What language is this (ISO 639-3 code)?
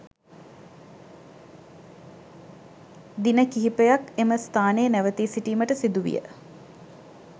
sin